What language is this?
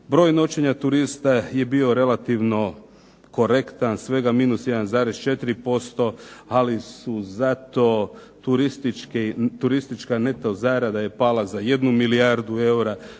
Croatian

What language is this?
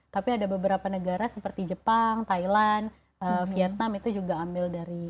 Indonesian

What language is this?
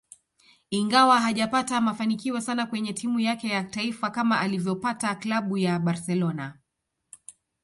Swahili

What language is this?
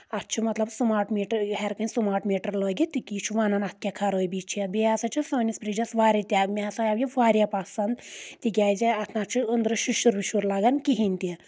Kashmiri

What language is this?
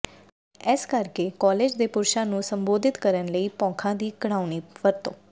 Punjabi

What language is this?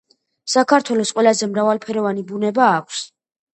Georgian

